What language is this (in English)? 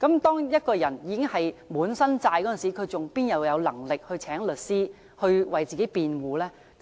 Cantonese